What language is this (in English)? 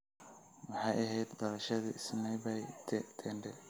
Somali